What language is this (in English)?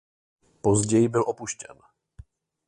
Czech